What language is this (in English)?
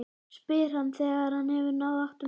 Icelandic